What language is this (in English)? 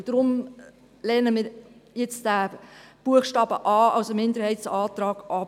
Swiss German